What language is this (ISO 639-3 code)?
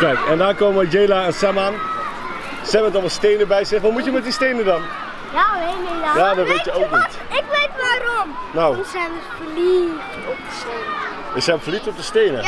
nld